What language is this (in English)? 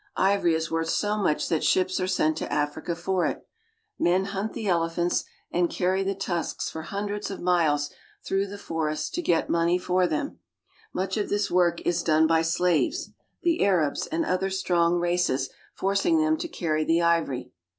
English